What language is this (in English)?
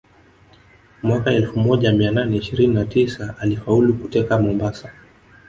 Swahili